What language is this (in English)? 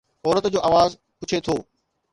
Sindhi